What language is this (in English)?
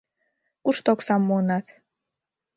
Mari